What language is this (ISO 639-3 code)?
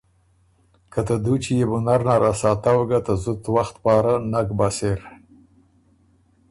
oru